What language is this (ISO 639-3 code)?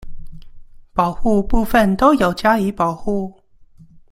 zho